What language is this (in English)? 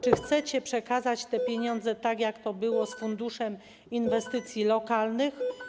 Polish